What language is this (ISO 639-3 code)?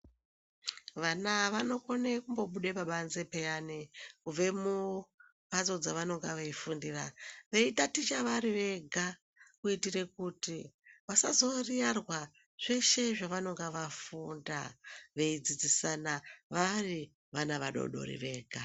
ndc